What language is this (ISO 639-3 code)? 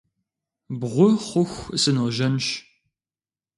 kbd